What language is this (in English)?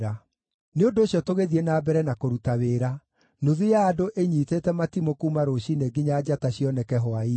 Kikuyu